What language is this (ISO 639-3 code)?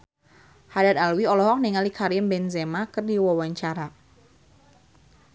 sun